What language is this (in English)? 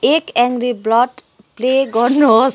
Nepali